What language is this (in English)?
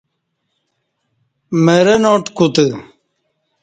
Kati